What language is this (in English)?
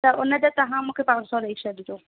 Sindhi